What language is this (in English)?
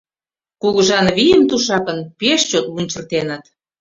Mari